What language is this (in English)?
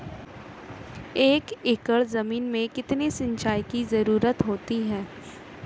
Hindi